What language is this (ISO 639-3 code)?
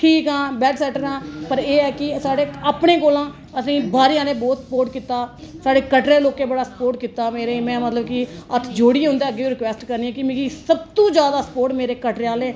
doi